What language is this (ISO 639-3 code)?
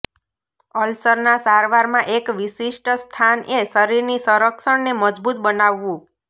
guj